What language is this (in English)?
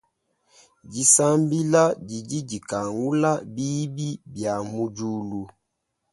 Luba-Lulua